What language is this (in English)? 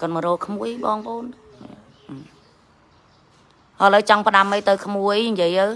Vietnamese